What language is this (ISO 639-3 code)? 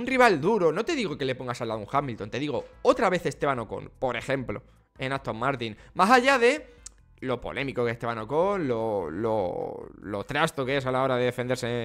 spa